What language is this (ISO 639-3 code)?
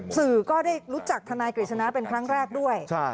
tha